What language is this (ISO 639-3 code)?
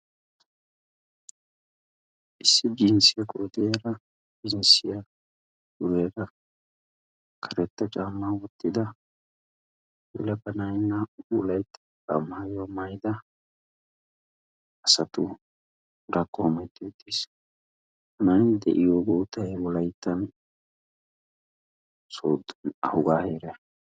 wal